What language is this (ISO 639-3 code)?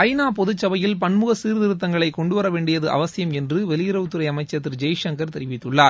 tam